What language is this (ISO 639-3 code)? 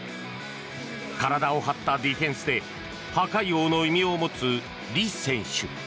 jpn